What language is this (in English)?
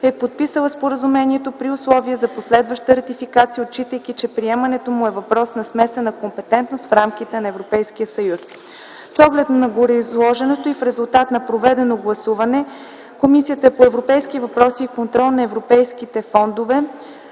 Bulgarian